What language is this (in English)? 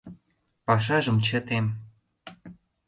Mari